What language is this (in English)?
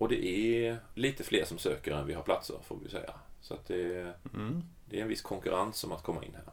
Swedish